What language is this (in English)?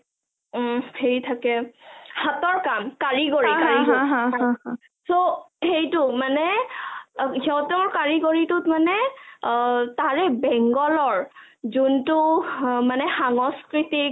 Assamese